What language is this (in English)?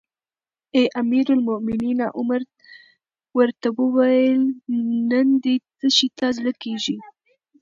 Pashto